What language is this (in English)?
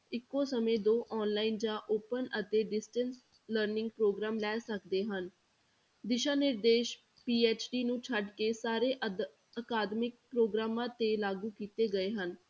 Punjabi